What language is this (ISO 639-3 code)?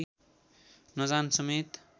nep